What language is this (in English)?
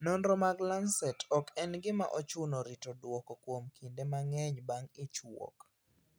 Luo (Kenya and Tanzania)